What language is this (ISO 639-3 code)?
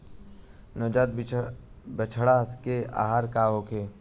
bho